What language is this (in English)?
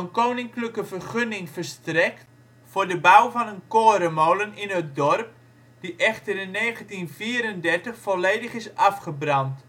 Dutch